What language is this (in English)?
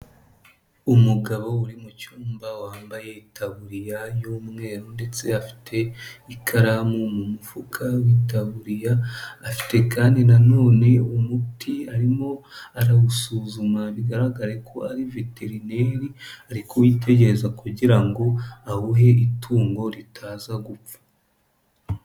Kinyarwanda